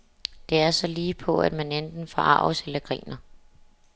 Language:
Danish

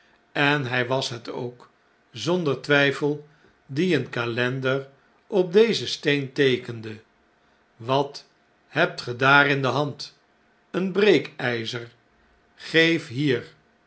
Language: Dutch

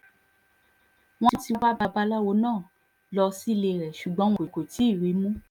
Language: Yoruba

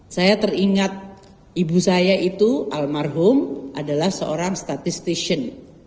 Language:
Indonesian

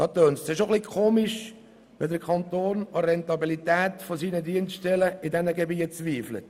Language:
Swiss German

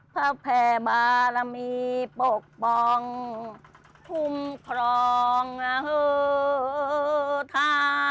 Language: Thai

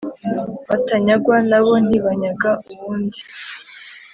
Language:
Kinyarwanda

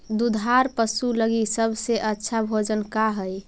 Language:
Magahi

